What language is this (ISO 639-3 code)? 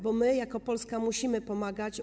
pol